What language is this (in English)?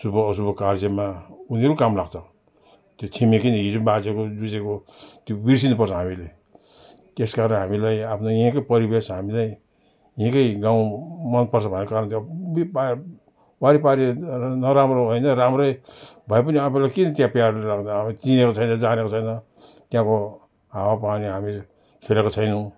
Nepali